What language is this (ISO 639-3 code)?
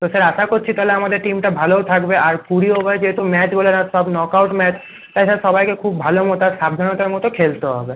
ben